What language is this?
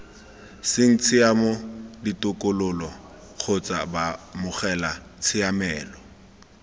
Tswana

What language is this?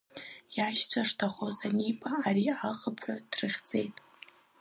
Abkhazian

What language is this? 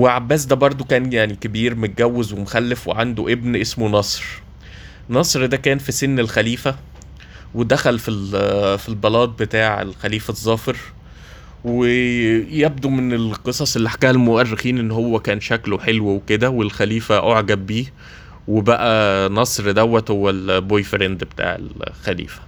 Arabic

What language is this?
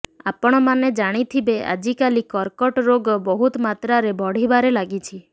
Odia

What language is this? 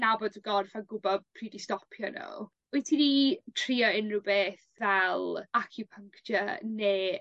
Welsh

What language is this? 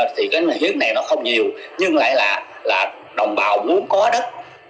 Vietnamese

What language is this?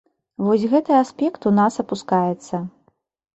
Belarusian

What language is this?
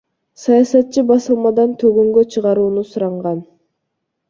Kyrgyz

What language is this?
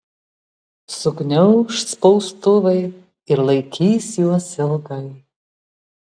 Lithuanian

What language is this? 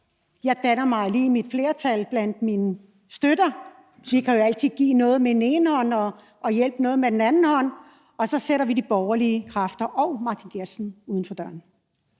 Danish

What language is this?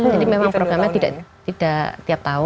Indonesian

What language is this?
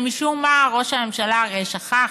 Hebrew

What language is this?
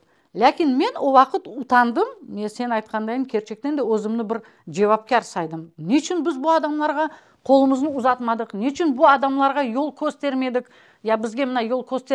Russian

